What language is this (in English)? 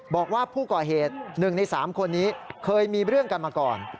Thai